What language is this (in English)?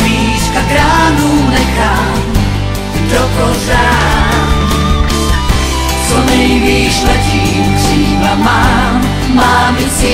Czech